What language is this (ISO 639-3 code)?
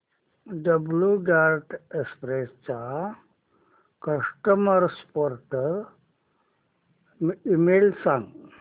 mar